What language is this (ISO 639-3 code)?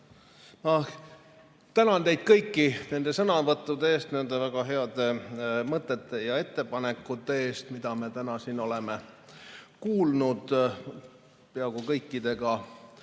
est